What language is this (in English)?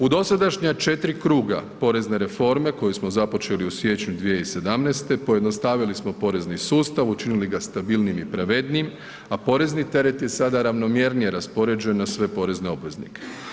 Croatian